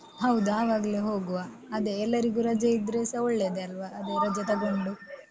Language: Kannada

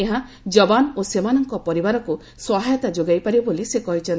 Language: Odia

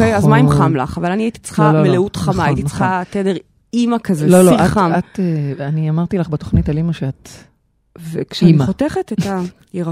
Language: Hebrew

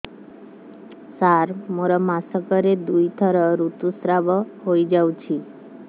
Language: Odia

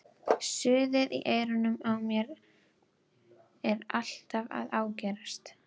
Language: Icelandic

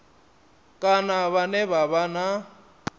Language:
Venda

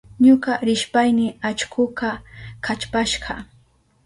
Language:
Southern Pastaza Quechua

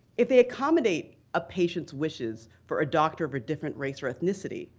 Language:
English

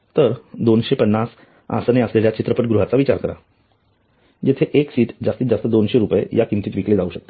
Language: Marathi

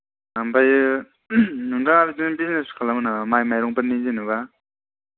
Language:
Bodo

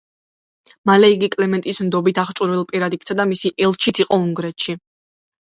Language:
Georgian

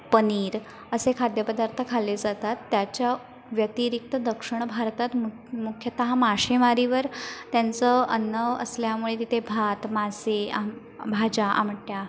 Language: Marathi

